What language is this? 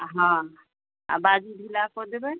Maithili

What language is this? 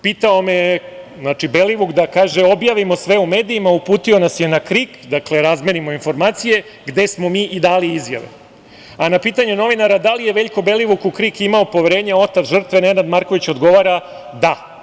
Serbian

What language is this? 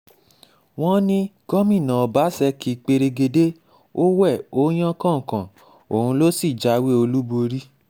Yoruba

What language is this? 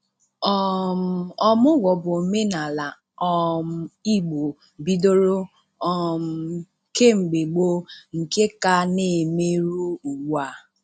Igbo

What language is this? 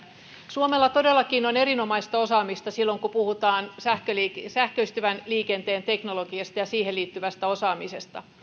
Finnish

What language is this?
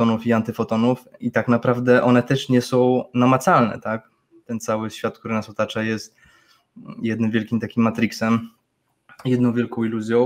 Polish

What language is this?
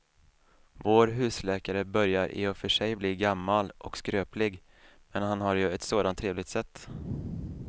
Swedish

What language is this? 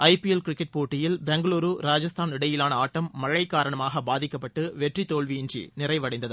Tamil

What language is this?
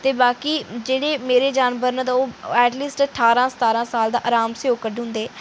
Dogri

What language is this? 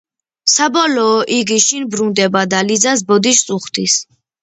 Georgian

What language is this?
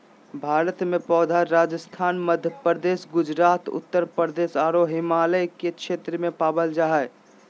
Magahi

